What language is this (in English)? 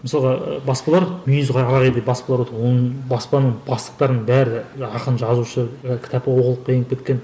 Kazakh